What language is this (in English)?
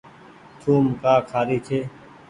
Goaria